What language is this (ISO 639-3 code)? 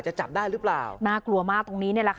tha